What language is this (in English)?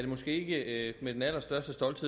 Danish